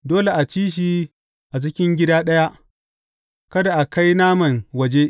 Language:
Hausa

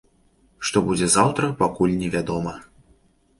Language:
Belarusian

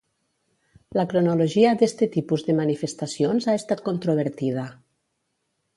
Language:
Catalan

